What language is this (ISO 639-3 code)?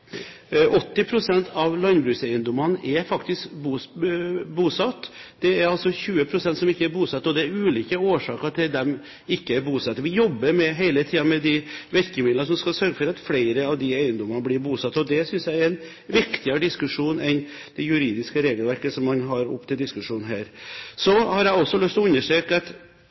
nob